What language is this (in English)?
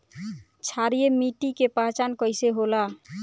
Bhojpuri